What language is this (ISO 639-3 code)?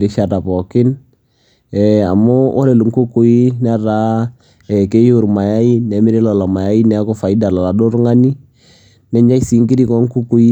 mas